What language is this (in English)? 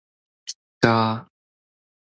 Min Nan Chinese